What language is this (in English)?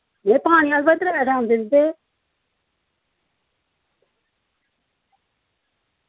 Dogri